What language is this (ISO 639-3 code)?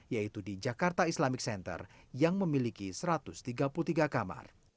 ind